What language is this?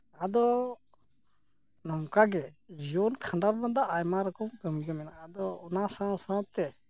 Santali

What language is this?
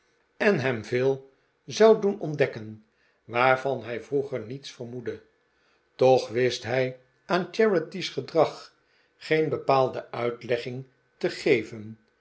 Dutch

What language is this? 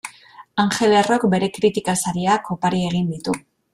Basque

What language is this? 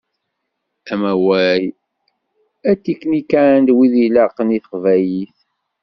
Kabyle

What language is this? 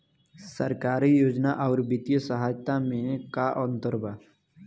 Bhojpuri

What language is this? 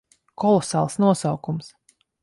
Latvian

